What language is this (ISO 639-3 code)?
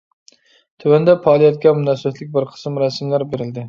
uig